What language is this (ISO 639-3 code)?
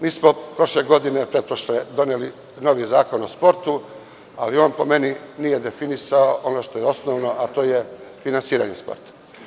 srp